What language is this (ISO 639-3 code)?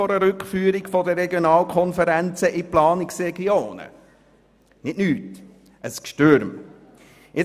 gsw